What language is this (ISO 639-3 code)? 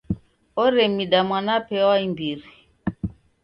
dav